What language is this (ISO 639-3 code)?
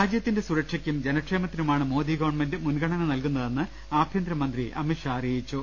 mal